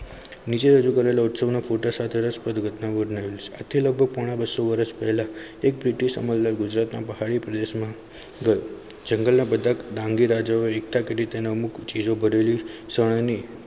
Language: Gujarati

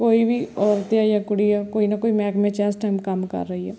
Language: Punjabi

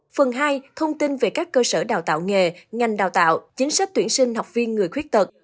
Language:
Vietnamese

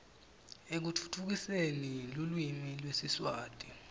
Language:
Swati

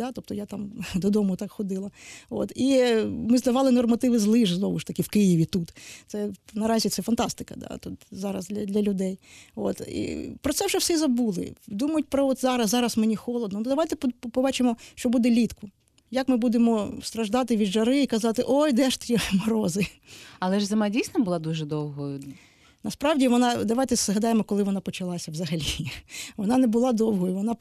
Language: Ukrainian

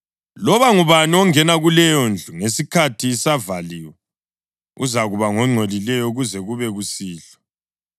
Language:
North Ndebele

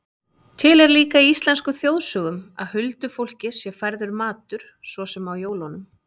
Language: Icelandic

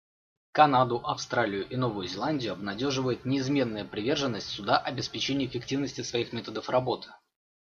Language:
Russian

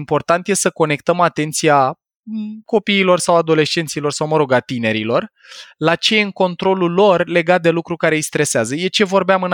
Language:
Romanian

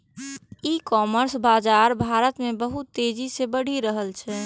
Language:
Maithili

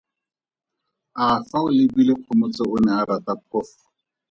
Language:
Tswana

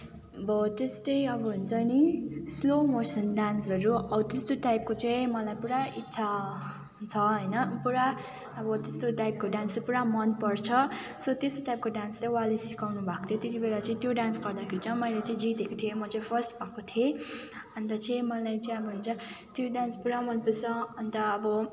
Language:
Nepali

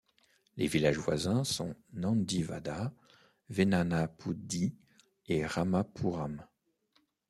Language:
French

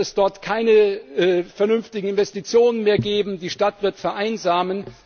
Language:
German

